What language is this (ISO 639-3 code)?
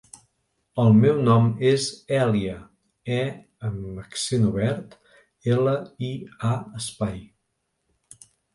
cat